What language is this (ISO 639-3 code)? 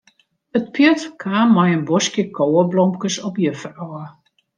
fry